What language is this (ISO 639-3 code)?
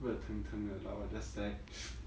eng